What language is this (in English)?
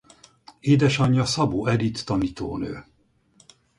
Hungarian